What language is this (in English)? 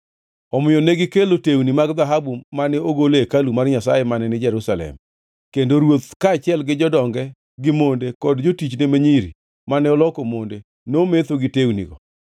Luo (Kenya and Tanzania)